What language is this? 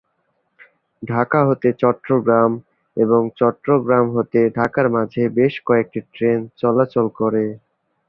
Bangla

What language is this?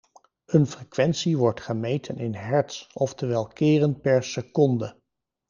Dutch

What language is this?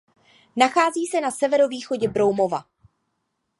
Czech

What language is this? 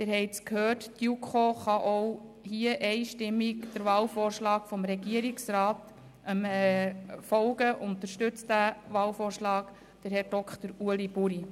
Swiss German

